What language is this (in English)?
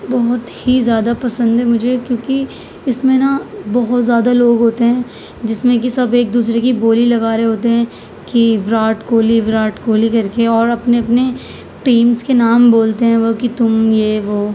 Urdu